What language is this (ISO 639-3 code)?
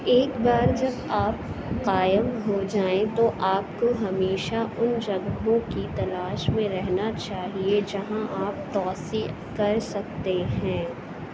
urd